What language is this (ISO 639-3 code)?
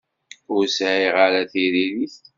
kab